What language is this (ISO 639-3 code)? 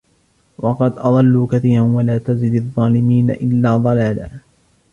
ara